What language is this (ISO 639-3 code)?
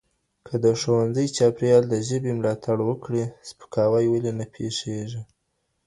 pus